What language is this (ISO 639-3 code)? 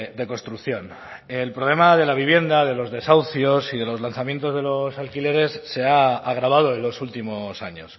spa